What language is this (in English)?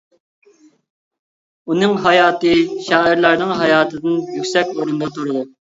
Uyghur